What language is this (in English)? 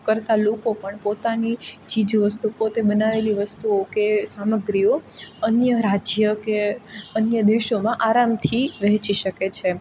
Gujarati